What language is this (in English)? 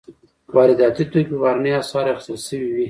Pashto